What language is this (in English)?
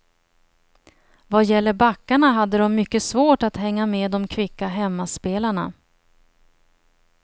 Swedish